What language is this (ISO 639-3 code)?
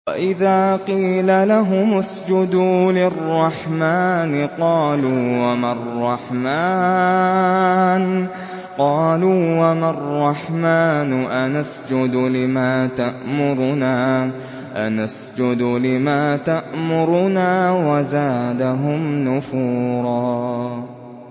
ara